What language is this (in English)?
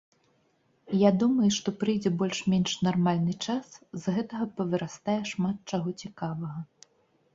Belarusian